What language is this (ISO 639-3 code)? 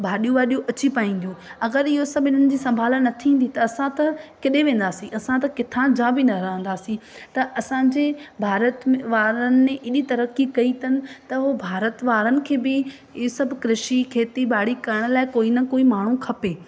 snd